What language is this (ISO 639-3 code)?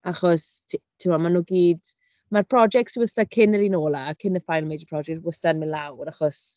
cym